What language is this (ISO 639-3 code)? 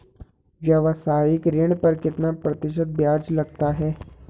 hin